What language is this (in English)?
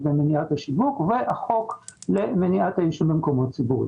Hebrew